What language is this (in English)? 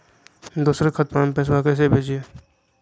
Magahi